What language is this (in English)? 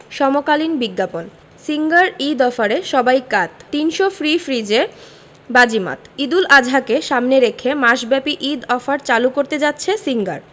Bangla